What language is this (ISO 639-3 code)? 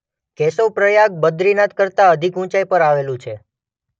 guj